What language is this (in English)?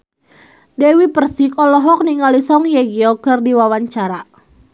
Sundanese